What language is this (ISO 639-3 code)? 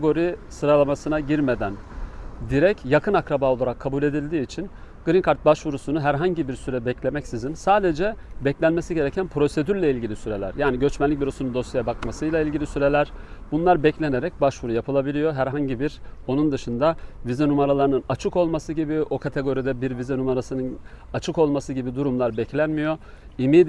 tur